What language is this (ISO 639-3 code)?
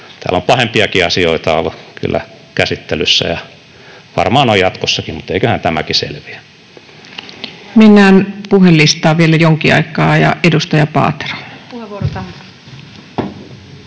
fin